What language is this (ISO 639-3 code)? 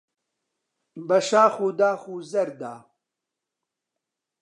ckb